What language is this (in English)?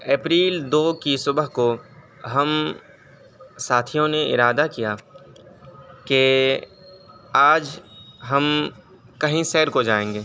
Urdu